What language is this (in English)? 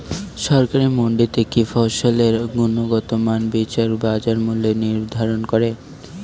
Bangla